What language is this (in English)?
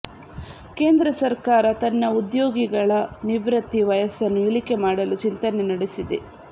Kannada